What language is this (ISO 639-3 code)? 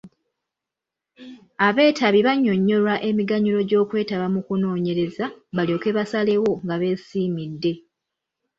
lug